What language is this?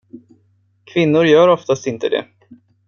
Swedish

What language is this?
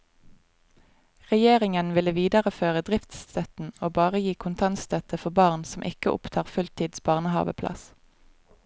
Norwegian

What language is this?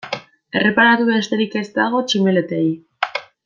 Basque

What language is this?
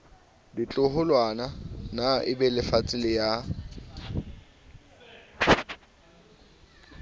Southern Sotho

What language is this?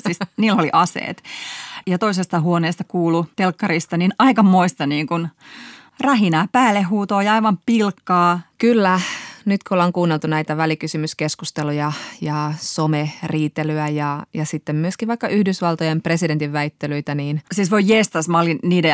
Finnish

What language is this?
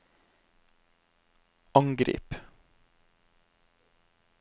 Norwegian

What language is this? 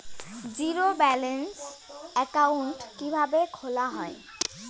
Bangla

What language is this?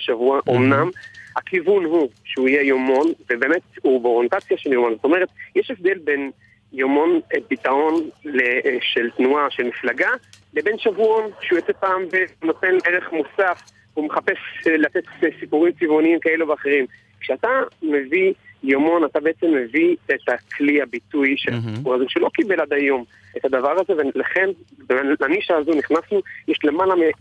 Hebrew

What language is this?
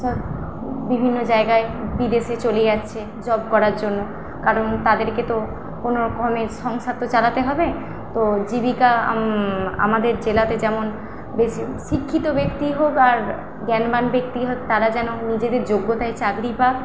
Bangla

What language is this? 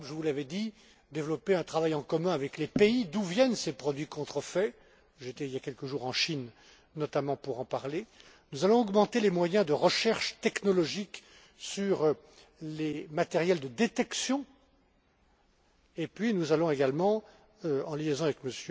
French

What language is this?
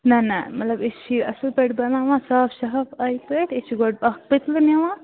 Kashmiri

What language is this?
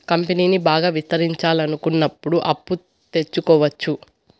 Telugu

